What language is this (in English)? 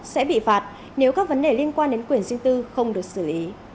Vietnamese